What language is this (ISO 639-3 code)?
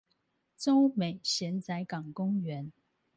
zho